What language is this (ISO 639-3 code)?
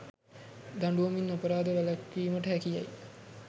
sin